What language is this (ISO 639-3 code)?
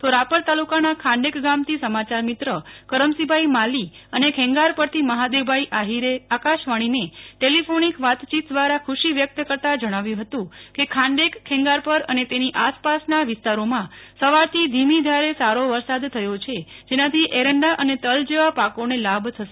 guj